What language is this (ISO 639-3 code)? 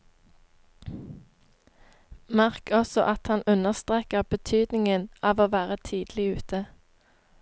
nor